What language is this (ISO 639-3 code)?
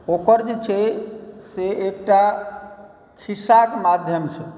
mai